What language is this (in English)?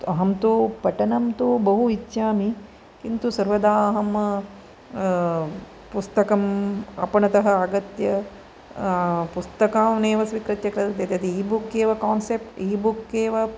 Sanskrit